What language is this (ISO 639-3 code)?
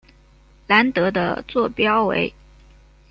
zho